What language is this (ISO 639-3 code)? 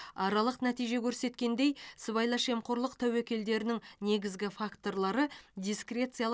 kaz